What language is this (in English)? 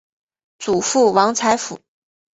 Chinese